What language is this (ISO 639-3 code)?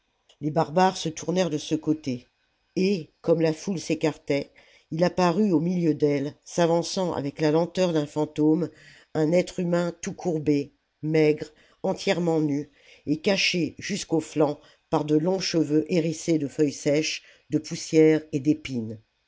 fra